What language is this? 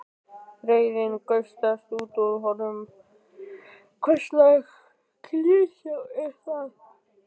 Icelandic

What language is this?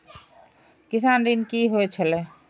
Maithili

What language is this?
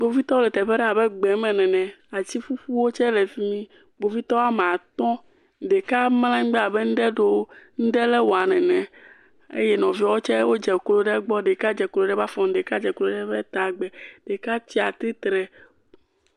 Ewe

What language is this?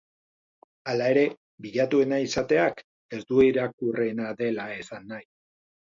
Basque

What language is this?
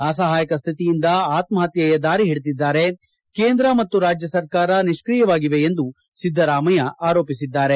Kannada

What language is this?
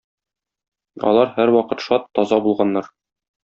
Tatar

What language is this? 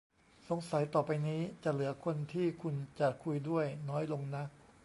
Thai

